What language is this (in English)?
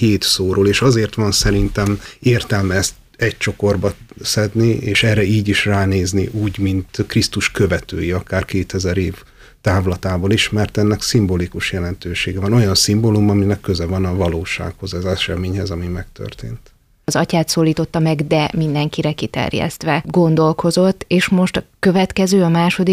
Hungarian